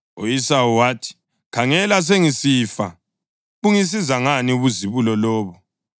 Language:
North Ndebele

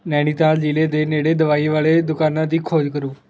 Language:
Punjabi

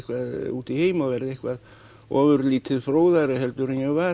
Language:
Icelandic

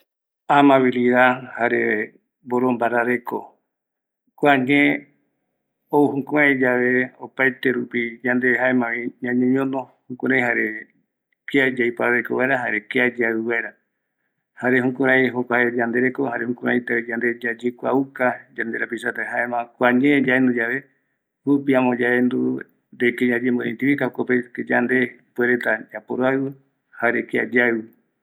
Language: Eastern Bolivian Guaraní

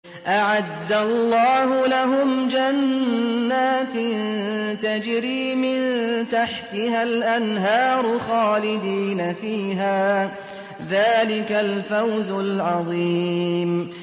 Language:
Arabic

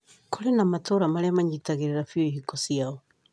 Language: Kikuyu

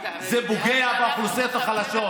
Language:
Hebrew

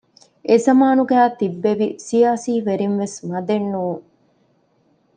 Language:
Divehi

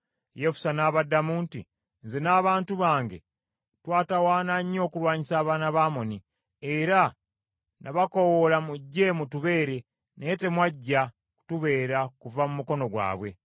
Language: Ganda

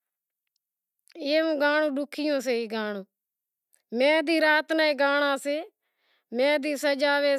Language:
Wadiyara Koli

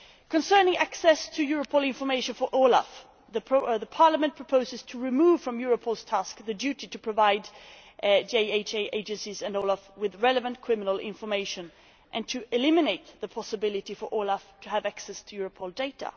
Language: English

